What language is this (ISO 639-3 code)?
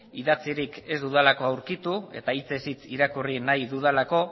eus